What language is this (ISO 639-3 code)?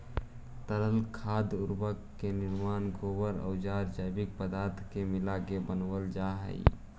mag